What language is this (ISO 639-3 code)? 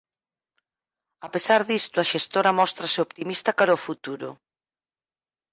glg